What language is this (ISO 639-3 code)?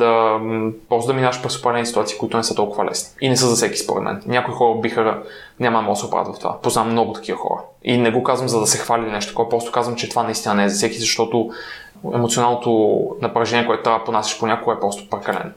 bul